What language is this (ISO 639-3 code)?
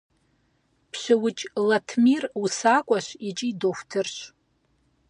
kbd